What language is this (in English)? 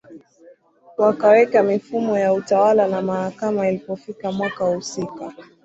Swahili